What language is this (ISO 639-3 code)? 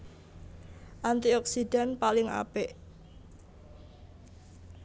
jav